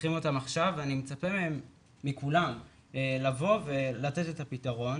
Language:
Hebrew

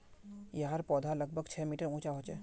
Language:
Magahi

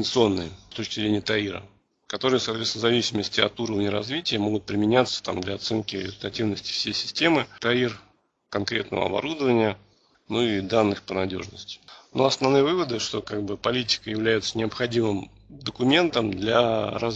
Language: Russian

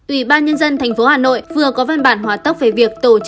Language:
Vietnamese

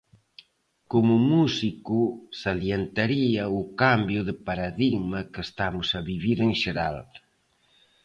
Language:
Galician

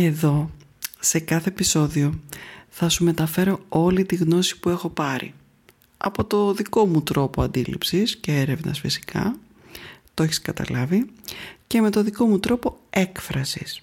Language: Greek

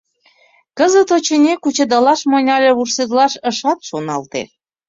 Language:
Mari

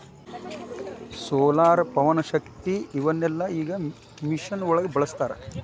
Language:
Kannada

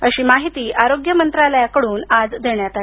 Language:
Marathi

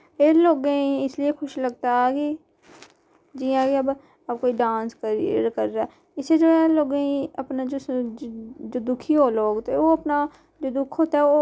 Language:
Dogri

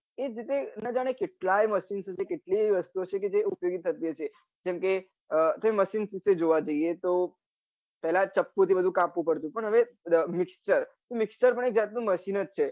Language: Gujarati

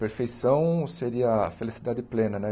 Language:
Portuguese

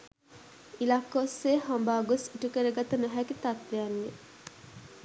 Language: Sinhala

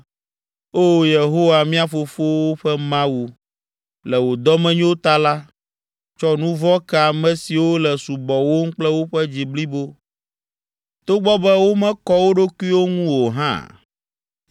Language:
Ewe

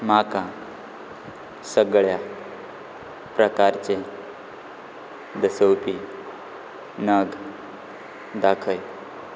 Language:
Konkani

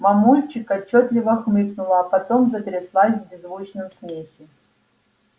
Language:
Russian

